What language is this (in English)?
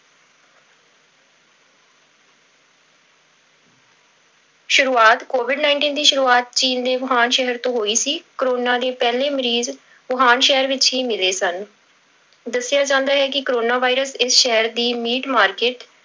Punjabi